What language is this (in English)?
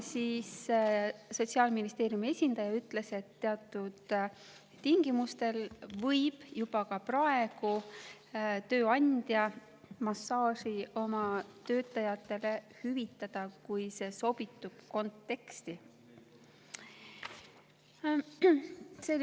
Estonian